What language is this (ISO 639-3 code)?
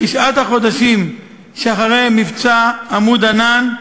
heb